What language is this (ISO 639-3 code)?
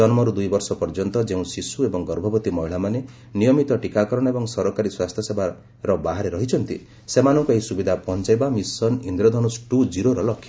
ori